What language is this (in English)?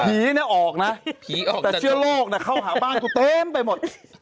Thai